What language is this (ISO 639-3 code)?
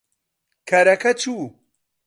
ckb